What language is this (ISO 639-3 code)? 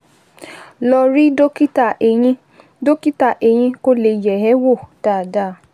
yor